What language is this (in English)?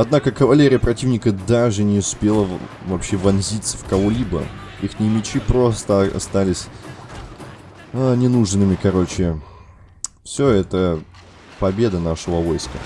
Russian